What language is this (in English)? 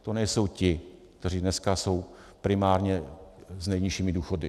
Czech